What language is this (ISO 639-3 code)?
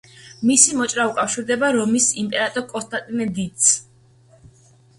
kat